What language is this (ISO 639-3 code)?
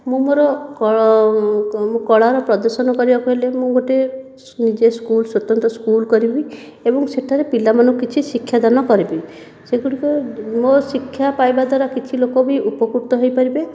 ori